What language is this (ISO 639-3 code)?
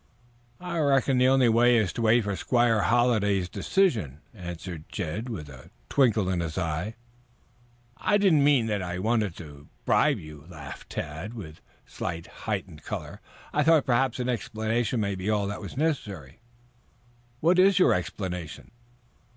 eng